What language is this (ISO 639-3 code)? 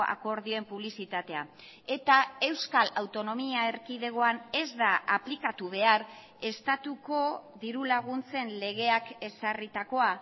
eus